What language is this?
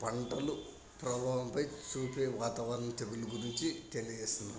Telugu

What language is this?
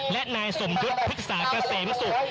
Thai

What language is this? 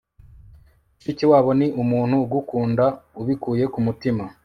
Kinyarwanda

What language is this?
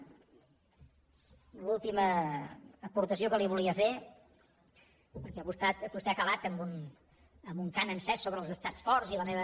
Catalan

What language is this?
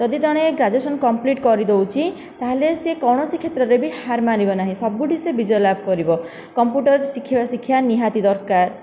Odia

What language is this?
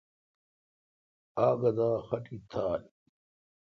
Kalkoti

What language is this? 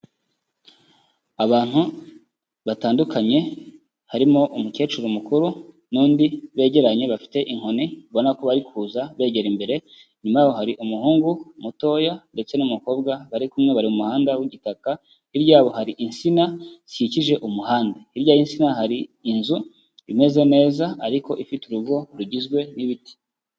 Kinyarwanda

